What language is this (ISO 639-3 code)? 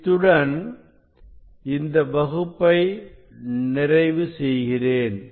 tam